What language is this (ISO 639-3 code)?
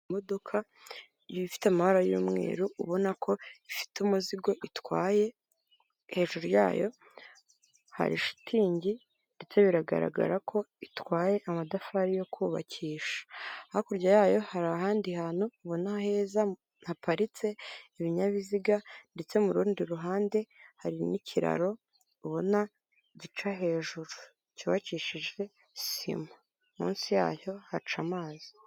kin